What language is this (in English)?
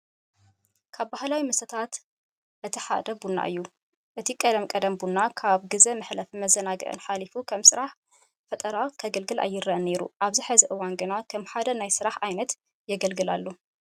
Tigrinya